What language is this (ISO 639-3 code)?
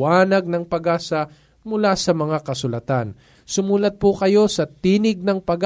fil